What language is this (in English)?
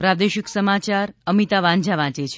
Gujarati